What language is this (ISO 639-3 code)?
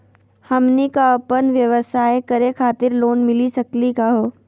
mag